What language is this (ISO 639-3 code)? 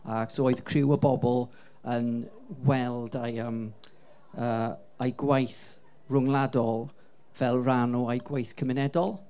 cym